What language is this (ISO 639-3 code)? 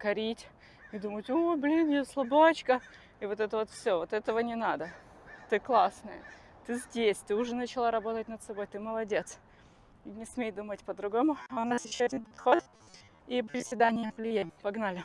rus